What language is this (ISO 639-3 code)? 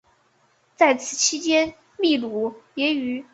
zho